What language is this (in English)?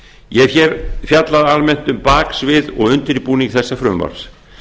Icelandic